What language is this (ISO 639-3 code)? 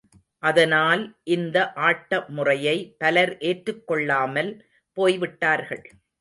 tam